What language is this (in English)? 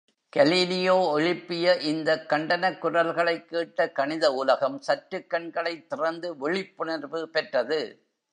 Tamil